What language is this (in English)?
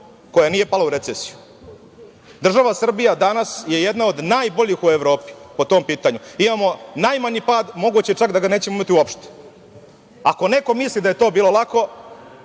Serbian